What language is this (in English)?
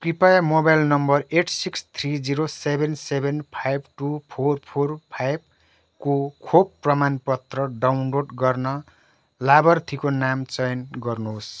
Nepali